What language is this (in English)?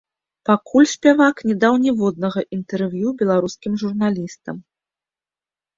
Belarusian